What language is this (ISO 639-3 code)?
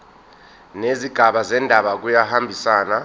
zul